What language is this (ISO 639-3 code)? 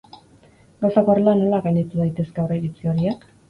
eus